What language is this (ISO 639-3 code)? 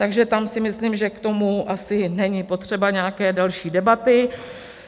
ces